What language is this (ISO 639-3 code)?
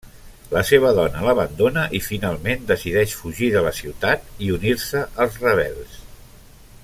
cat